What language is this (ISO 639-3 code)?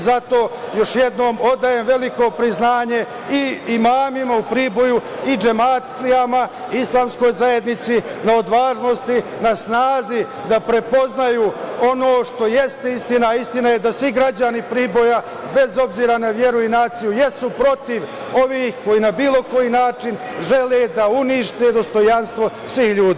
srp